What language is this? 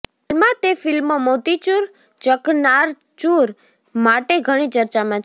Gujarati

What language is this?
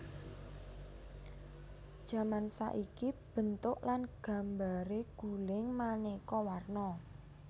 Javanese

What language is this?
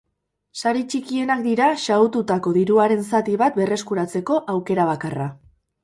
Basque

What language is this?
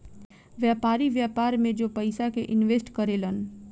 Bhojpuri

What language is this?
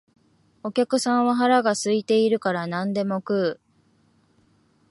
Japanese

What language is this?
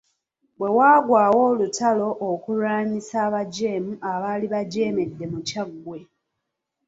Ganda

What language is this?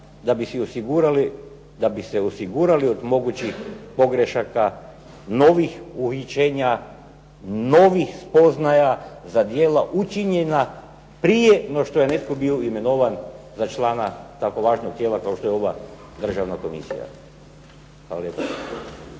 Croatian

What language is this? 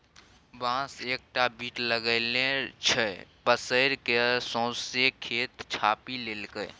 Maithili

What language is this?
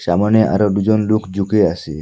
Bangla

